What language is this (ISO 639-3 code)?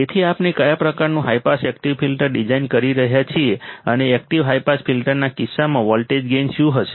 guj